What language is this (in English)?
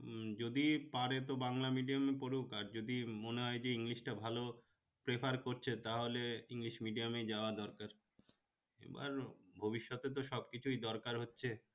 Bangla